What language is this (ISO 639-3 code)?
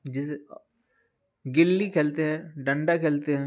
urd